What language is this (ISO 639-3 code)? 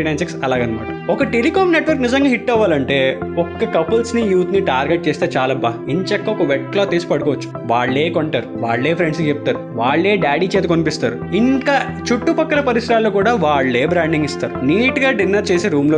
tel